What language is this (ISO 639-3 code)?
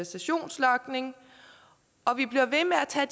dan